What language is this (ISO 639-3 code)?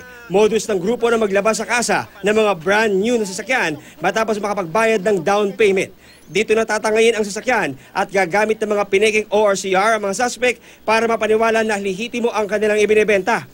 fil